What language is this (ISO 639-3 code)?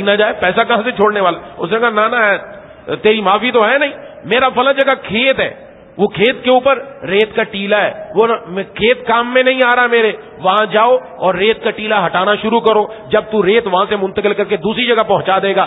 ara